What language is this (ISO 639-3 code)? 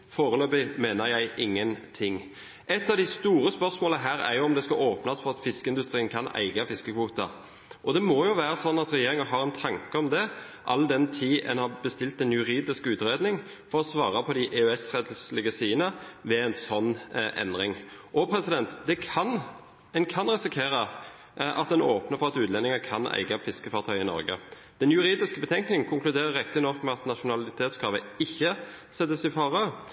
nob